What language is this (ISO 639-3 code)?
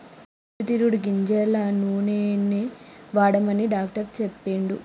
tel